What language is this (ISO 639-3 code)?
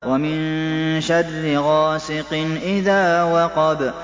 ara